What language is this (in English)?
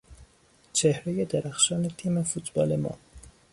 Persian